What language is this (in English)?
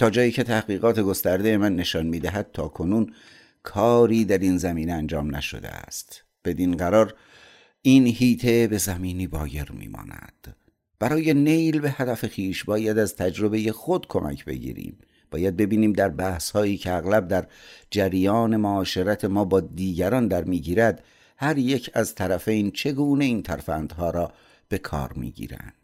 Persian